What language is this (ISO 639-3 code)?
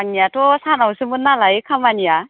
brx